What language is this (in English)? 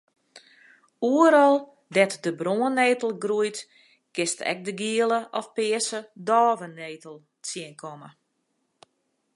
Western Frisian